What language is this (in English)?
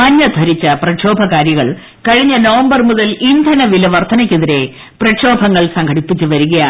Malayalam